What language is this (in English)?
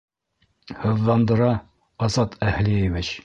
Bashkir